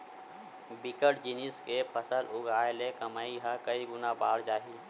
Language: Chhattisgarhi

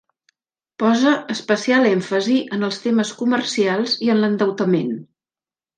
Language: Catalan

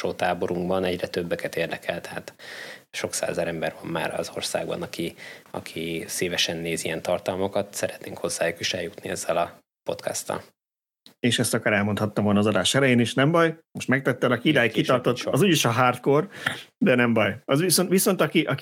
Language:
Hungarian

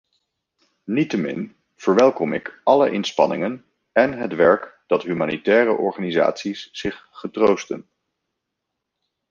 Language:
Dutch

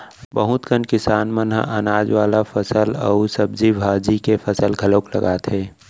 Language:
Chhattisgarhi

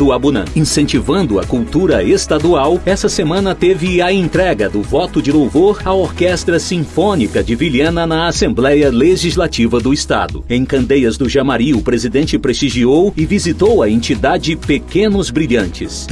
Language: Portuguese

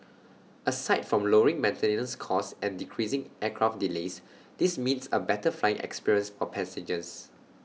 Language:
English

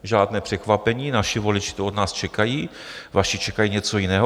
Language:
Czech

